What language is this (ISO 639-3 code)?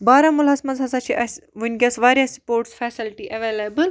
kas